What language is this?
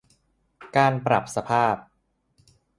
Thai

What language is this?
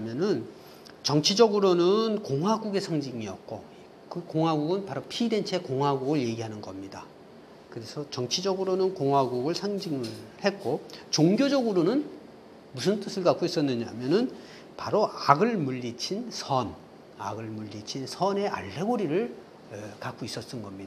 Korean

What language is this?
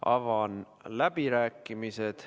Estonian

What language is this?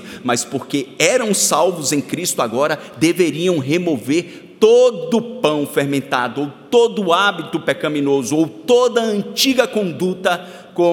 Portuguese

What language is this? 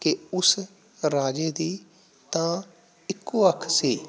Punjabi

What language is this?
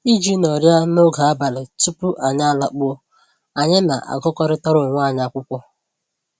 Igbo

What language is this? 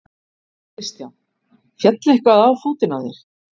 Icelandic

